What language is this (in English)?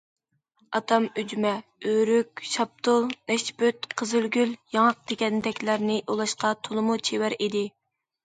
Uyghur